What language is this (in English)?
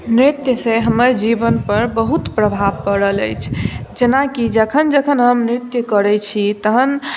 Maithili